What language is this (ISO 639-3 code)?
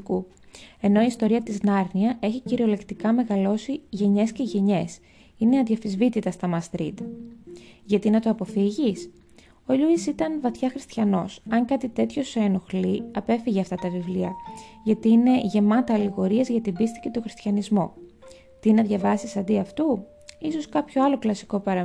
ell